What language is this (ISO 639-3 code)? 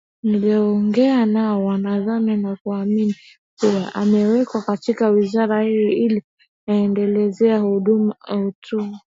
swa